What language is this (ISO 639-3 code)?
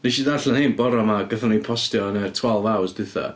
cym